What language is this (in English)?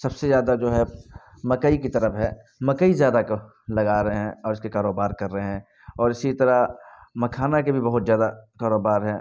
Urdu